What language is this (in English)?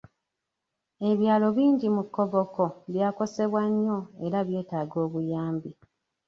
Ganda